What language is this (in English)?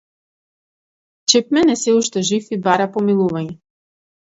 Macedonian